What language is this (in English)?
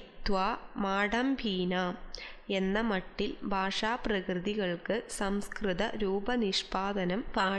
Romanian